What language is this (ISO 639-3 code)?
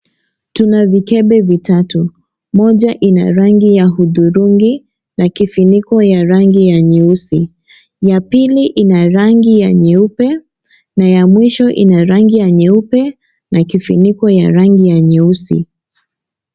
swa